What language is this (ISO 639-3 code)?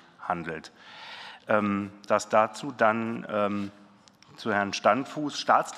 deu